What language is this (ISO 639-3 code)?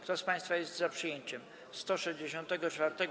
pol